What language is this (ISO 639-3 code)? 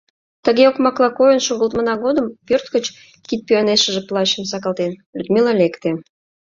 chm